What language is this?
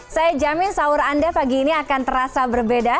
Indonesian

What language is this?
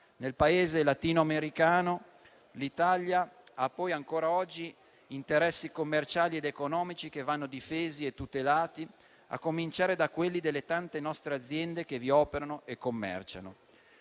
Italian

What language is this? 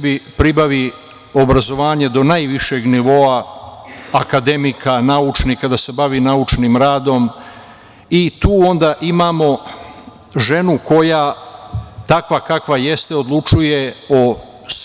Serbian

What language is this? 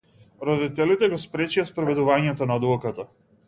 Macedonian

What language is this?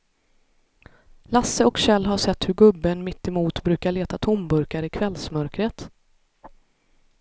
Swedish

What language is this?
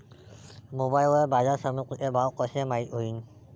Marathi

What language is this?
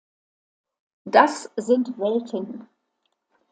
German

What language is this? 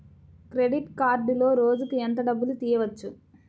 Telugu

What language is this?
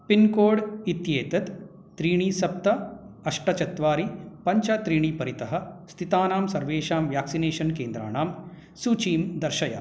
Sanskrit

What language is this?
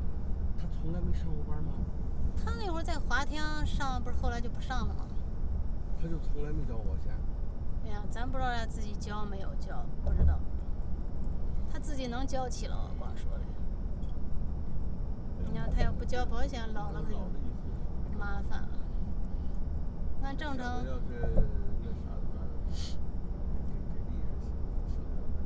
Chinese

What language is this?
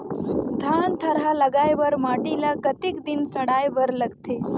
Chhattisgarhi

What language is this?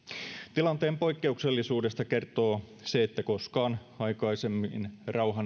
Finnish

